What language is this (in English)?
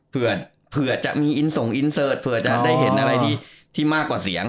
Thai